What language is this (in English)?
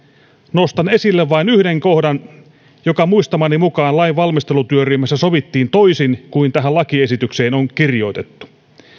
Finnish